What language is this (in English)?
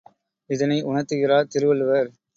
Tamil